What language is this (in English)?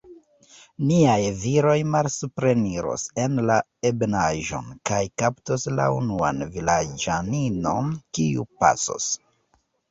Esperanto